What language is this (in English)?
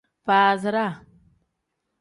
Tem